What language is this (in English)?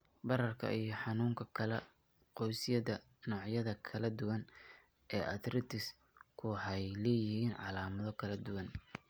Somali